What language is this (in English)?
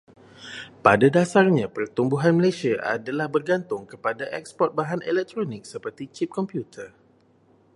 Malay